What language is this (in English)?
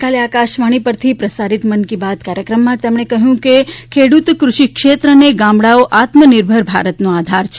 Gujarati